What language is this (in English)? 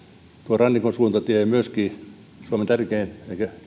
Finnish